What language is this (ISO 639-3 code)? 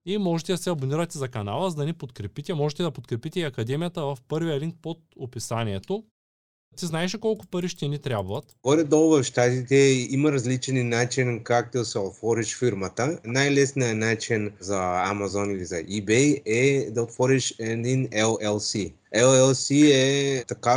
bul